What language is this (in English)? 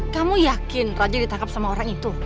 Indonesian